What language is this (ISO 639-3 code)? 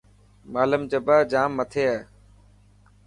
mki